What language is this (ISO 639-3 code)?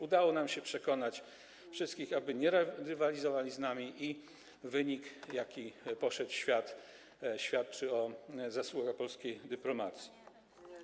pol